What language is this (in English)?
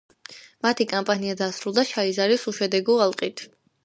Georgian